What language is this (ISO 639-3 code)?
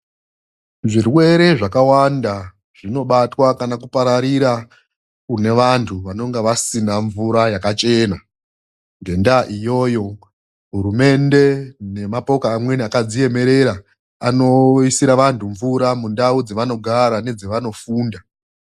ndc